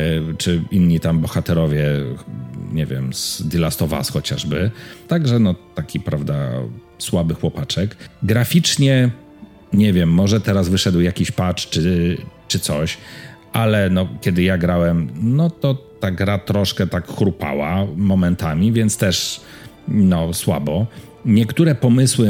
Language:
Polish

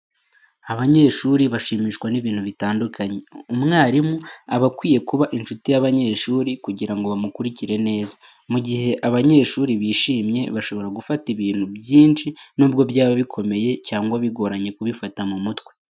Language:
Kinyarwanda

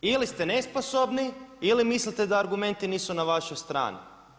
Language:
Croatian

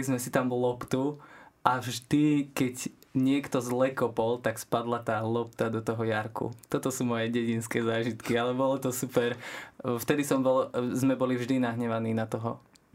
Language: Slovak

